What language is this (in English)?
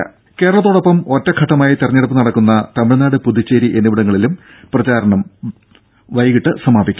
Malayalam